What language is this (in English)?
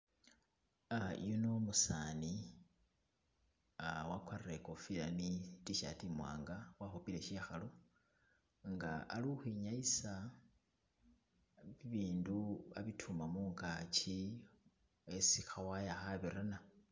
Masaaba